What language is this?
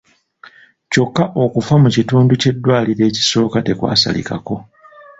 Ganda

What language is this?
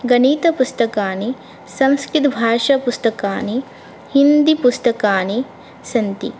Sanskrit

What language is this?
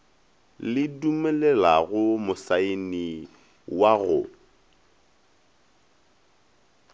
Northern Sotho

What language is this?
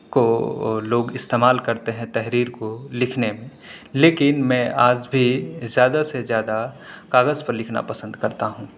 Urdu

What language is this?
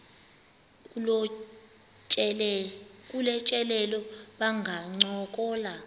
Xhosa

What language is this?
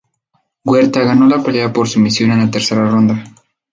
Spanish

